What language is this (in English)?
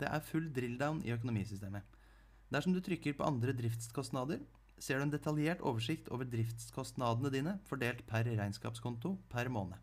Norwegian